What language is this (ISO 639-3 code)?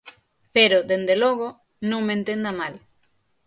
glg